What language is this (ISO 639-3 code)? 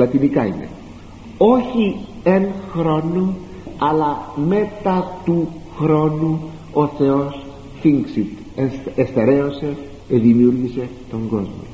ell